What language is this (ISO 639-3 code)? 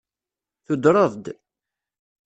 kab